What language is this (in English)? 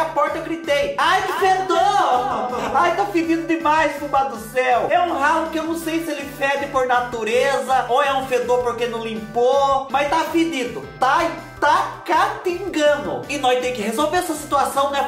Portuguese